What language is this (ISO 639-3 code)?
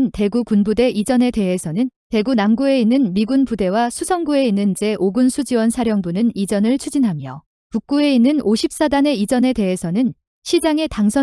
kor